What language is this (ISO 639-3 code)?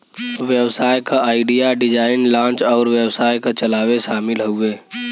bho